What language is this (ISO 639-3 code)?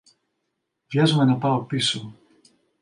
ell